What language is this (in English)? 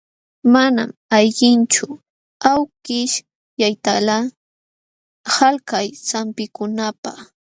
Jauja Wanca Quechua